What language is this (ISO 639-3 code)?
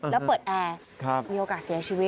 tha